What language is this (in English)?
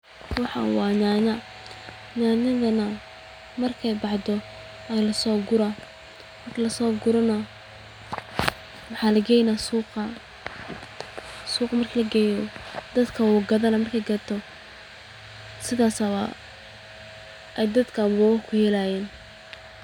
Somali